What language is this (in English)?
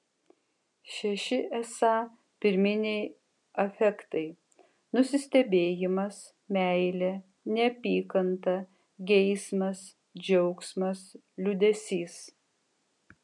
Lithuanian